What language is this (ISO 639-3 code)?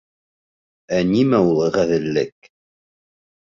bak